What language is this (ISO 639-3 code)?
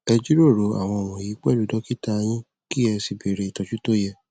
yor